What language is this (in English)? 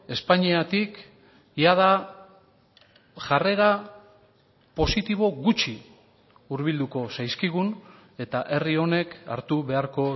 Basque